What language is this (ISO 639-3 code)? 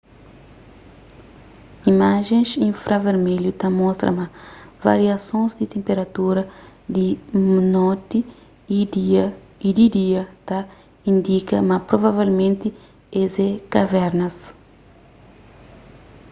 kea